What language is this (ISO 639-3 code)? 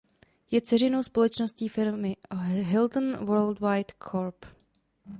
ces